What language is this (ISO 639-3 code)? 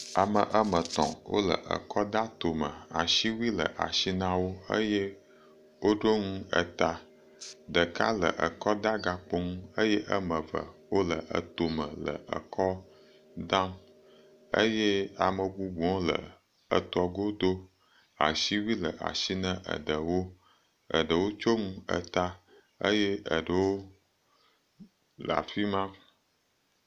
ewe